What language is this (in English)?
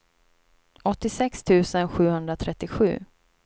Swedish